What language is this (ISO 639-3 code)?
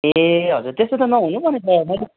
nep